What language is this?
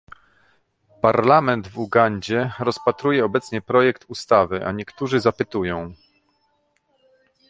Polish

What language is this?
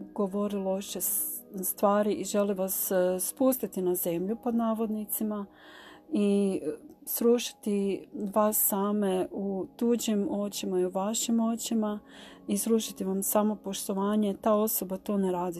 Croatian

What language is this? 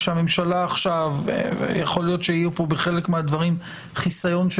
Hebrew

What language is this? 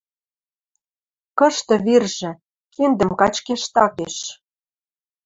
Western Mari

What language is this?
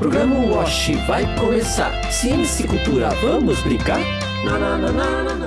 Portuguese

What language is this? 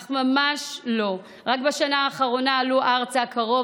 Hebrew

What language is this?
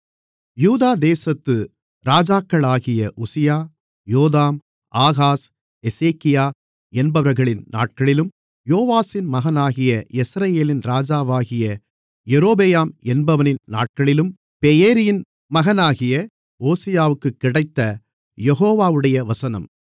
Tamil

